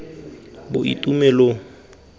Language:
Tswana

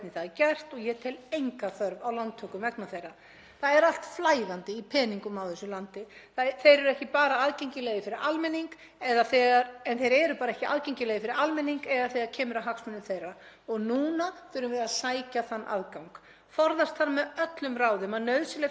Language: Icelandic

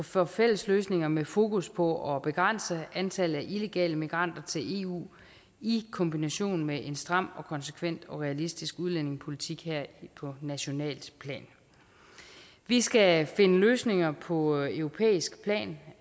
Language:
Danish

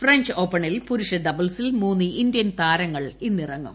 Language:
Malayalam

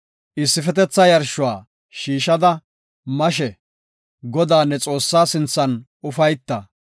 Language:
Gofa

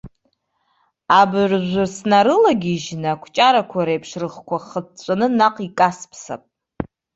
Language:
Abkhazian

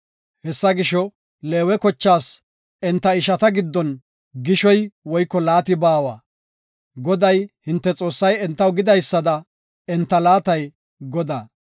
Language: Gofa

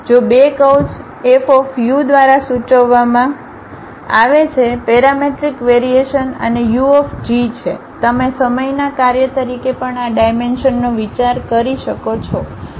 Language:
Gujarati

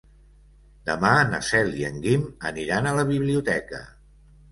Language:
Catalan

